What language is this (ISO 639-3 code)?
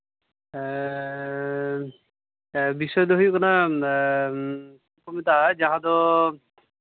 sat